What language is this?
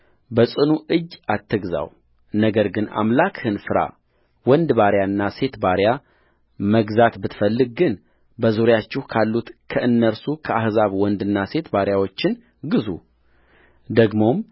Amharic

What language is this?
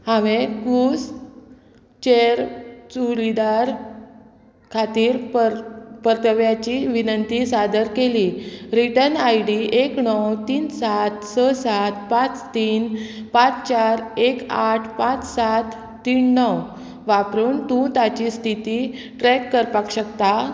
Konkani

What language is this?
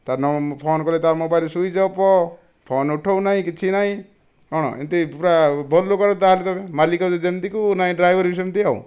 Odia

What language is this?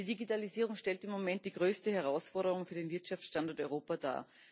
German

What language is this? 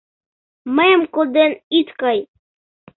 Mari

